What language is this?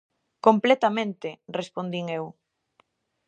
Galician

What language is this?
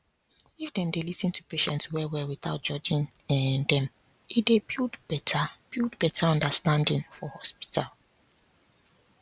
Nigerian Pidgin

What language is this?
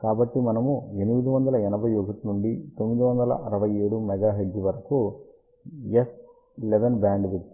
Telugu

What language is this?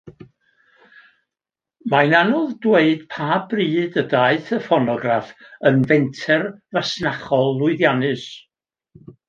Welsh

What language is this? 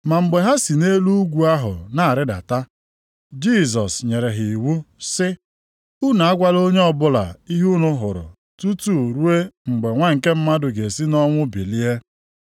Igbo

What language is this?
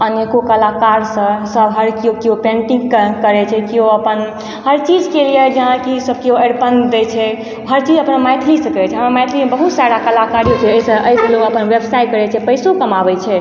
Maithili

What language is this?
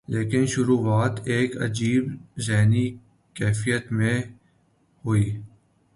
Urdu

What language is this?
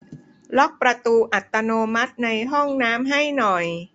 Thai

